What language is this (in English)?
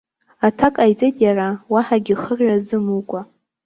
Abkhazian